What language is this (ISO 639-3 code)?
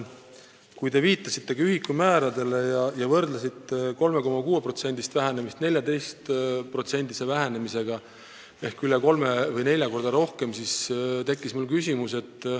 est